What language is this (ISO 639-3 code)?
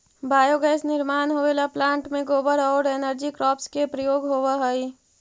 mag